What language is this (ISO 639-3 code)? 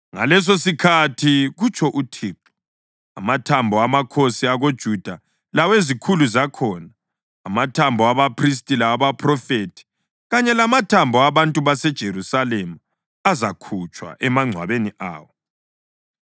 nde